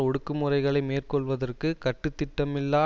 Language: Tamil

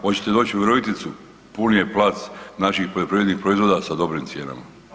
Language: Croatian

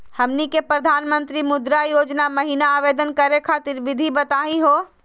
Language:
Magahi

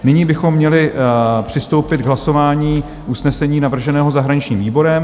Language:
Czech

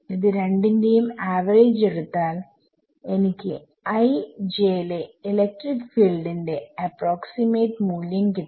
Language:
Malayalam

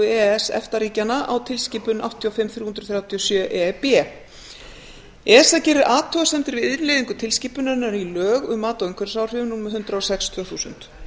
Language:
Icelandic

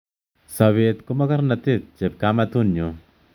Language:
Kalenjin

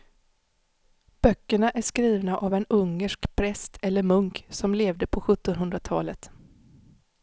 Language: Swedish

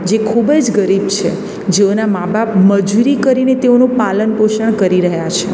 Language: Gujarati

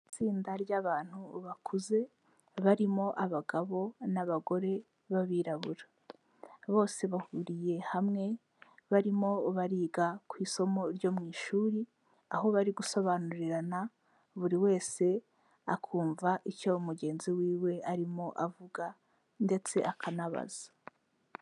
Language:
Kinyarwanda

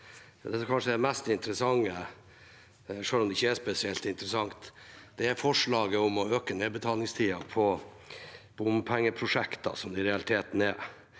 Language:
Norwegian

